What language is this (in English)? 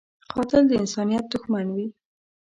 Pashto